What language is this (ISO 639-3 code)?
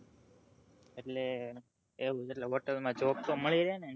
guj